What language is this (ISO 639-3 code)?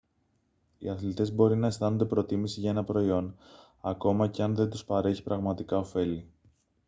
ell